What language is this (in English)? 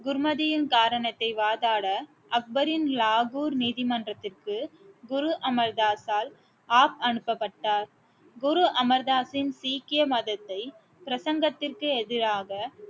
Tamil